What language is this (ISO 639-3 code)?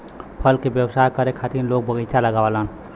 bho